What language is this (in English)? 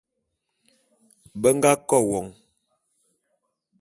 Bulu